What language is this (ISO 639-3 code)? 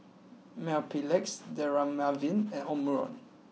eng